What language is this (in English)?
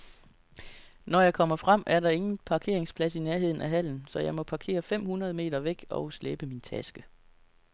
Danish